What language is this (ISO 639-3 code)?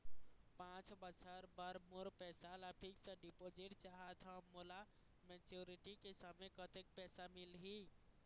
hne